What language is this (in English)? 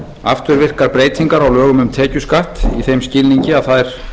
Icelandic